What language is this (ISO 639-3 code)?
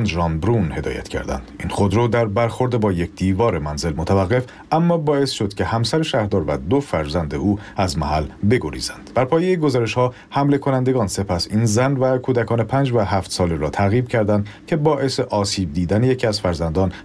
fas